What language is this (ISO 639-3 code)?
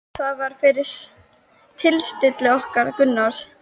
isl